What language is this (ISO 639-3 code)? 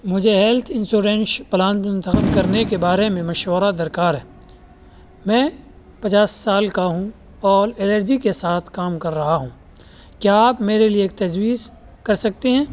urd